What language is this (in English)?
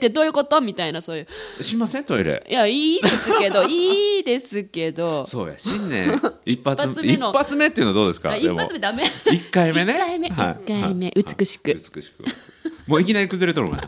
Japanese